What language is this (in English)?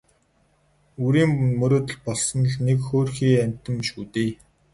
Mongolian